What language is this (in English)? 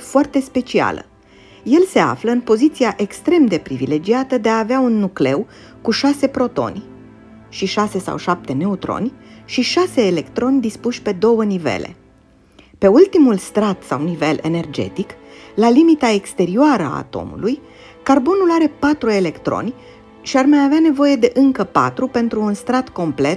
Romanian